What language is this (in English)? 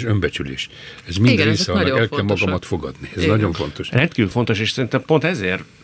Hungarian